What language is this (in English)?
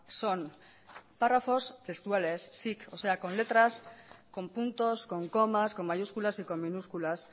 Spanish